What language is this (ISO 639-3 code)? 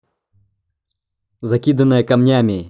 rus